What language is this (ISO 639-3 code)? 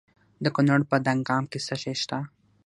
pus